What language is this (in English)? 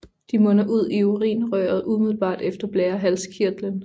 Danish